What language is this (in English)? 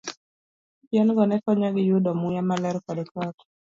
Luo (Kenya and Tanzania)